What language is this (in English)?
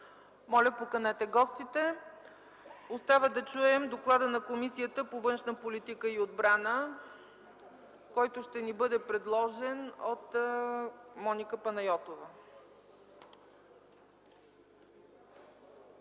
Bulgarian